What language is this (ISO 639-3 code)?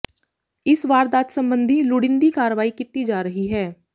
pan